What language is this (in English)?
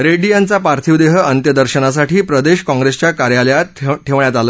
Marathi